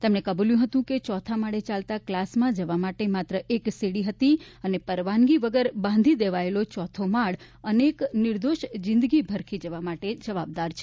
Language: Gujarati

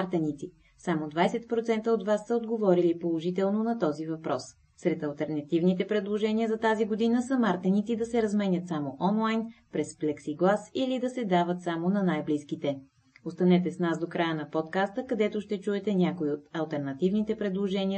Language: Bulgarian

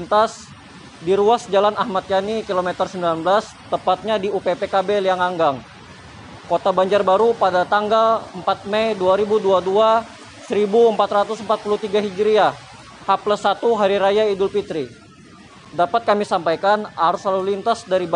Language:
Indonesian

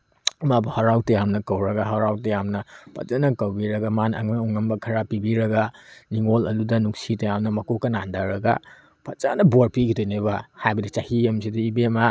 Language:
Manipuri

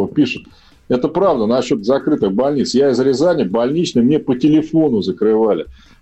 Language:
Russian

